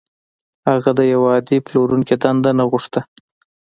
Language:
Pashto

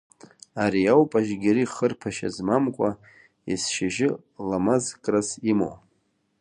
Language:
Abkhazian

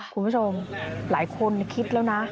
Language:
Thai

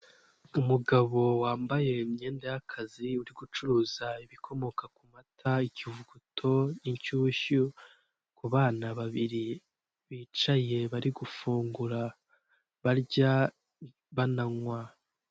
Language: Kinyarwanda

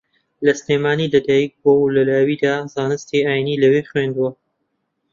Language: Central Kurdish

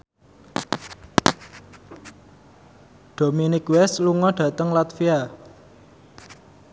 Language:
Javanese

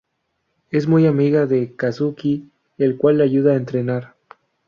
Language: Spanish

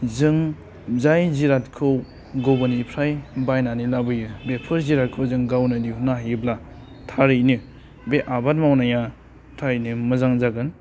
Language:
Bodo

